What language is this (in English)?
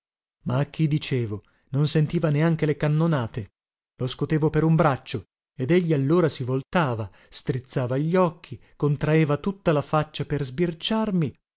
Italian